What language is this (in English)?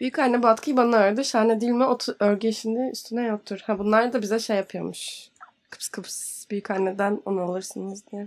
Turkish